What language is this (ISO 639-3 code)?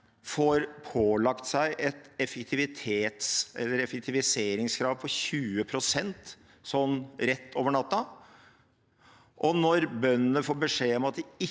nor